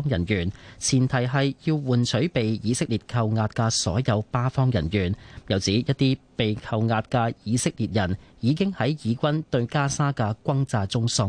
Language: Chinese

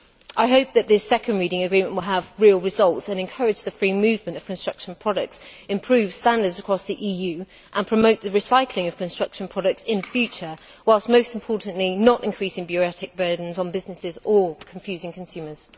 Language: English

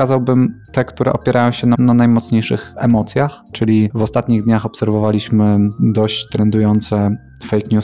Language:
Polish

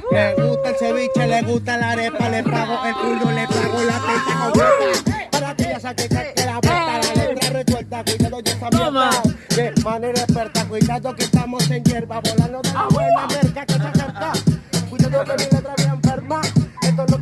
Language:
Indonesian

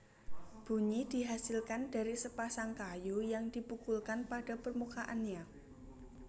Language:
Javanese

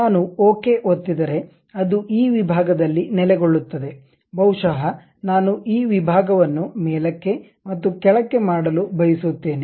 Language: Kannada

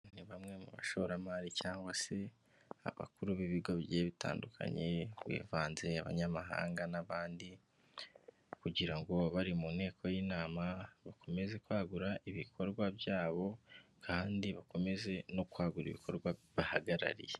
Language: Kinyarwanda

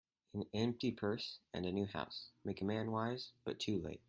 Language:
English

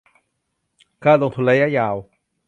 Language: Thai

